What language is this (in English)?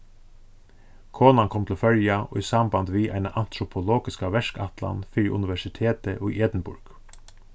Faroese